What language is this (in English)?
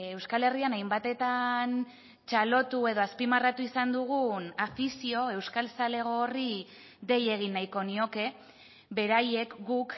Basque